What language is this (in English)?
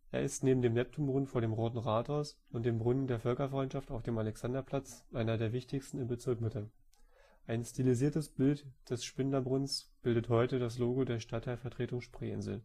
German